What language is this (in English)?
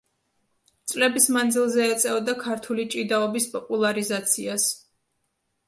Georgian